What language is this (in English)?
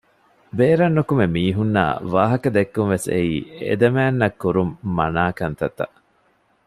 Divehi